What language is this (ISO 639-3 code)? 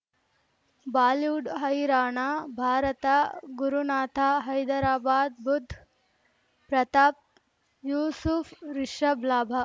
kan